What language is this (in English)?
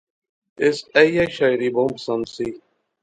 Pahari-Potwari